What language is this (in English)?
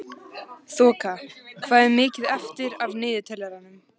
Icelandic